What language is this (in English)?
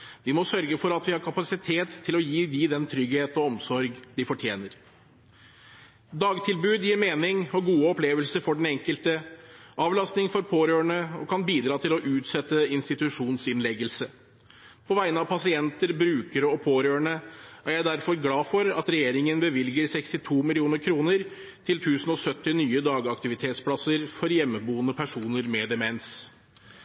Norwegian Bokmål